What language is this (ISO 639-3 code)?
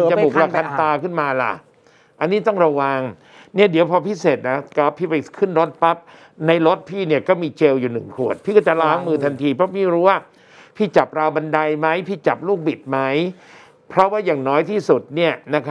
tha